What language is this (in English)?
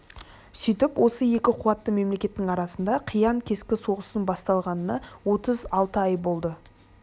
Kazakh